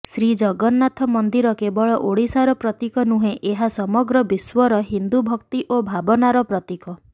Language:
Odia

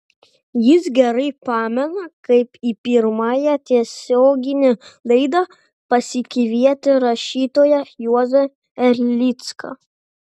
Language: Lithuanian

